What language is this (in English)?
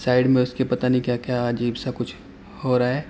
Urdu